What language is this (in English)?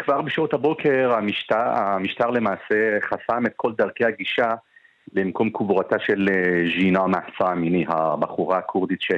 Hebrew